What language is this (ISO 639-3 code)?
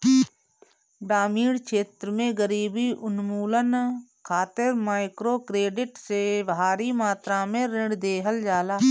bho